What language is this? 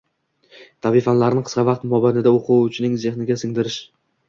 Uzbek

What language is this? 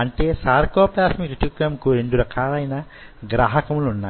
Telugu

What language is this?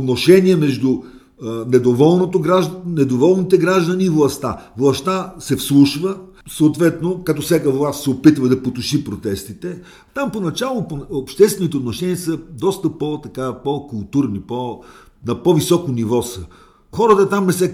Bulgarian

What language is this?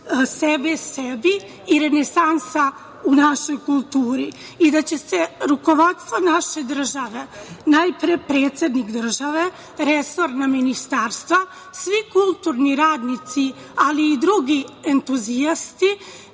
Serbian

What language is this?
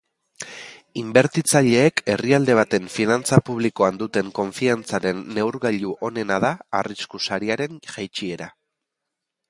Basque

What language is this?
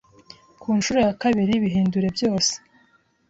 Kinyarwanda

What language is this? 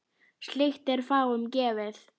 Icelandic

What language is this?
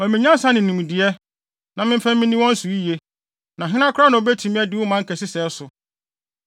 Akan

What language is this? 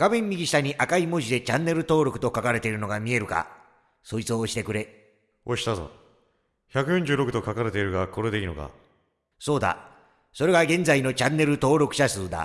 Japanese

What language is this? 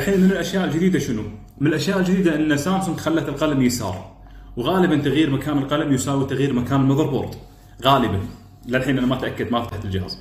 Arabic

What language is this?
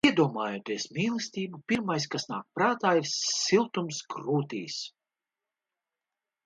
Latvian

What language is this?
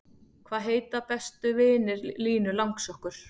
Icelandic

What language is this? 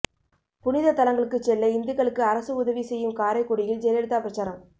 Tamil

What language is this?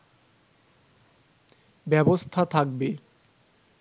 Bangla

